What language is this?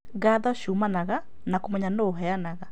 Kikuyu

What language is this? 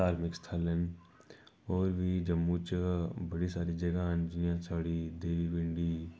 Dogri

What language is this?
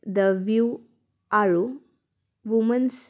Assamese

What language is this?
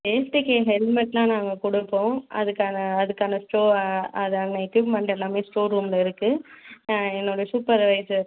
Tamil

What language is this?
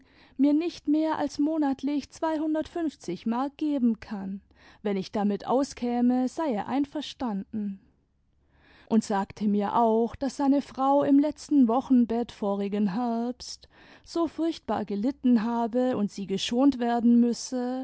German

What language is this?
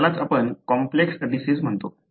Marathi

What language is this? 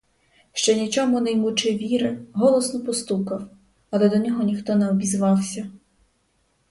Ukrainian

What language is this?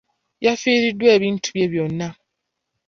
Ganda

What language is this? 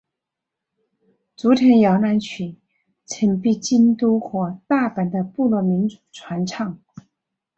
Chinese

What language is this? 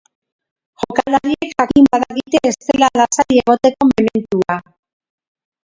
Basque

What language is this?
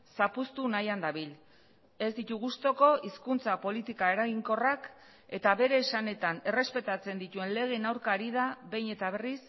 Basque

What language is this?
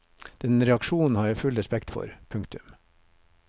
Norwegian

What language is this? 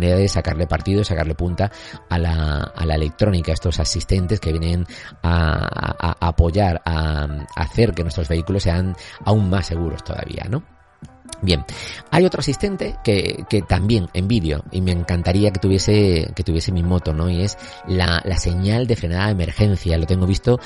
Spanish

